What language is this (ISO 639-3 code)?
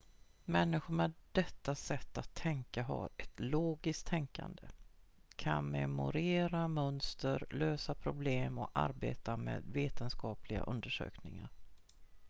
swe